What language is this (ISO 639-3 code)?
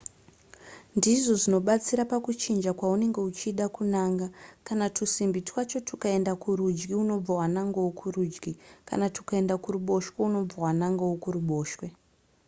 sna